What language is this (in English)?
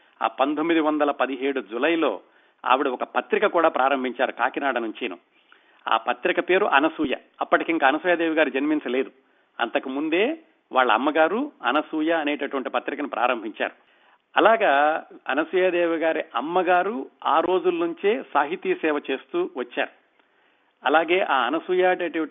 Telugu